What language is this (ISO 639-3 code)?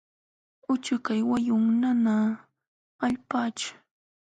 qxw